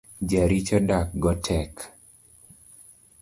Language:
Luo (Kenya and Tanzania)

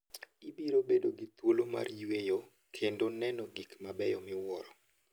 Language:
Luo (Kenya and Tanzania)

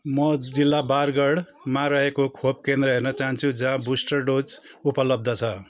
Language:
Nepali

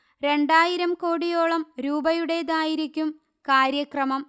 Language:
Malayalam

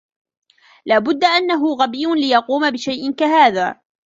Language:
Arabic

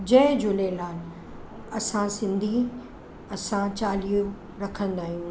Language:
Sindhi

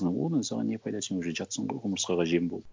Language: Kazakh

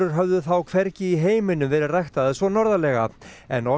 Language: Icelandic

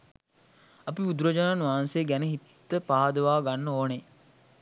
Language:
Sinhala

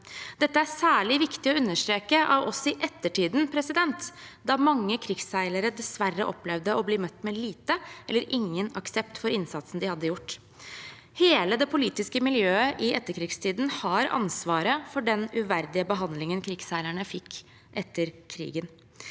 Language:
Norwegian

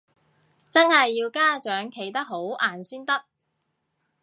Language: Cantonese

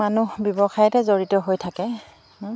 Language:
Assamese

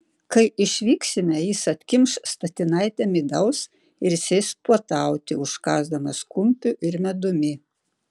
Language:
Lithuanian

